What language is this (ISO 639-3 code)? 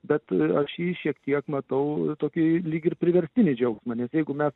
lit